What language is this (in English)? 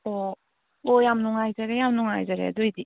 Manipuri